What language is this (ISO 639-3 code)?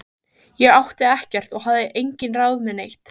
isl